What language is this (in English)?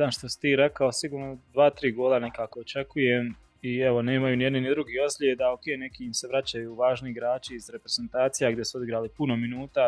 Croatian